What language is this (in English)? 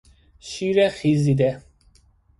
Persian